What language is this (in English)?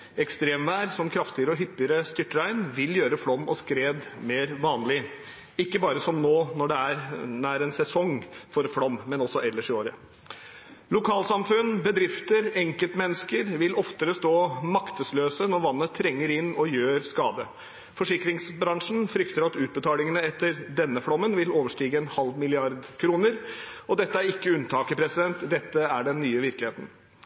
Norwegian Bokmål